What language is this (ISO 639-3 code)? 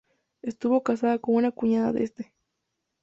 spa